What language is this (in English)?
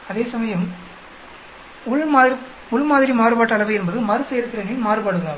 Tamil